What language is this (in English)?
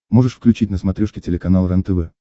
Russian